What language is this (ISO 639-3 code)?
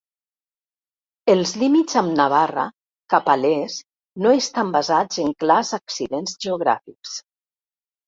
cat